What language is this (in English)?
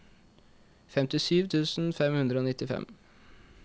Norwegian